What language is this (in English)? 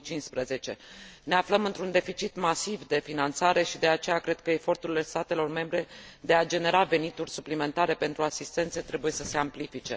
Romanian